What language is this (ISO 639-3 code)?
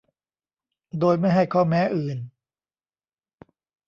tha